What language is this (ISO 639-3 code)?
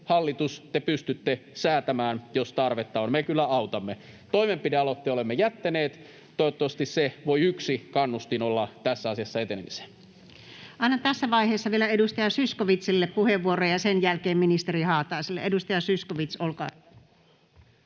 fin